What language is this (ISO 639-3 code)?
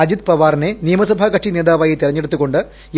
mal